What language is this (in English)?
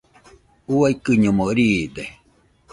Nüpode Huitoto